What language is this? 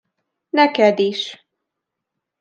Hungarian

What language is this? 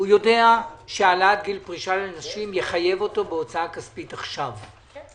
Hebrew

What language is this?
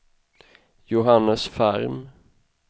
Swedish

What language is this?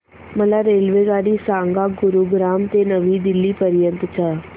Marathi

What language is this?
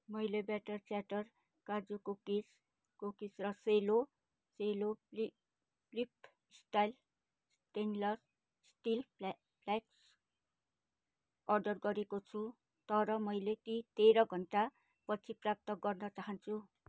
Nepali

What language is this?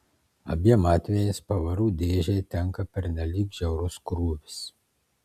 Lithuanian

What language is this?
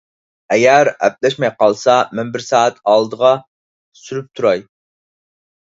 Uyghur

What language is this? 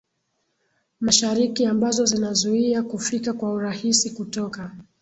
Swahili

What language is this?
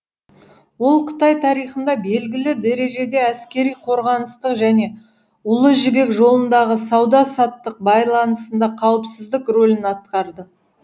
Kazakh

